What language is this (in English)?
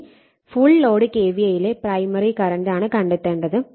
Malayalam